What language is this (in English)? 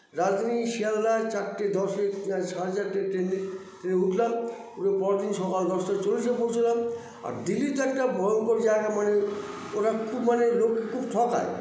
Bangla